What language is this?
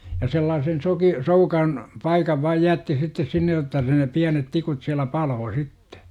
Finnish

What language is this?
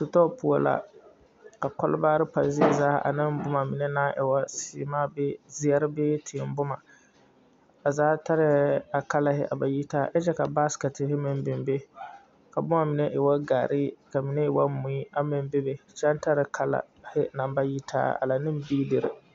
Southern Dagaare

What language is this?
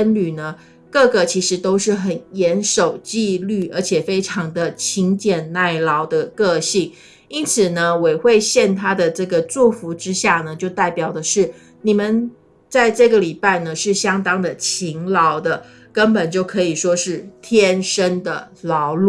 Chinese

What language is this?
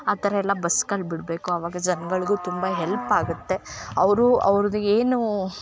Kannada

